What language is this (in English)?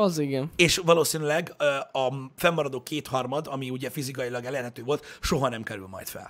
Hungarian